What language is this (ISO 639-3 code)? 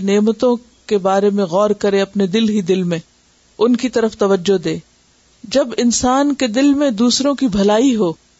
urd